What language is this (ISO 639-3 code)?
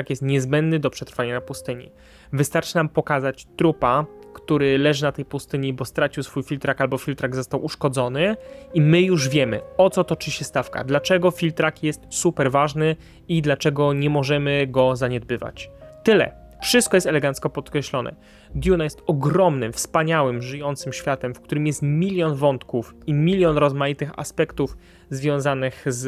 pol